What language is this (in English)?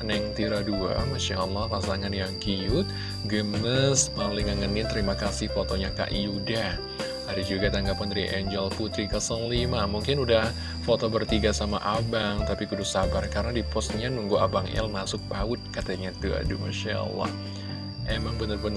Indonesian